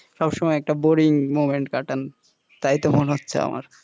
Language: Bangla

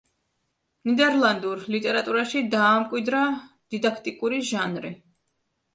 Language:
Georgian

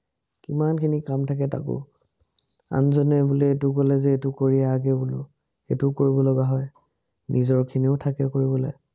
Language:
Assamese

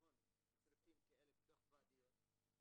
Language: Hebrew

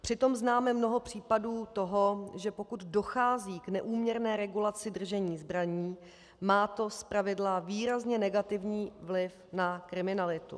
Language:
Czech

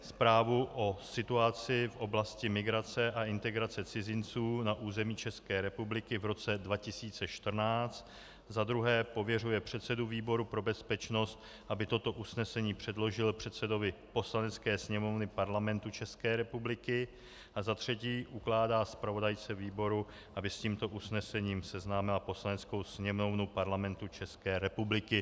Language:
Czech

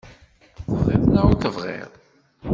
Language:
Kabyle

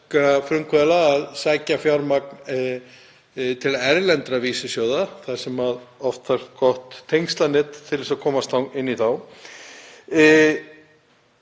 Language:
Icelandic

